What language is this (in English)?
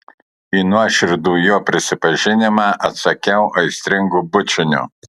Lithuanian